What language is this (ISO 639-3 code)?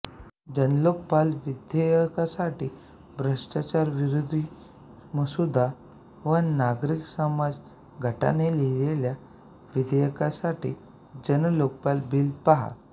mar